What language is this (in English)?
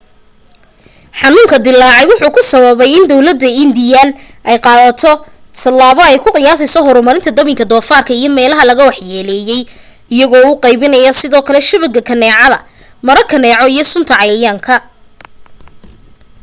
Somali